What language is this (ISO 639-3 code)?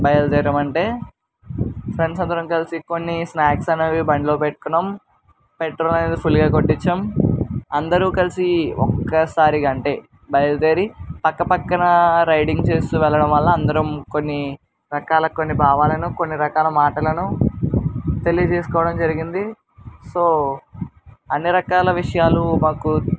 tel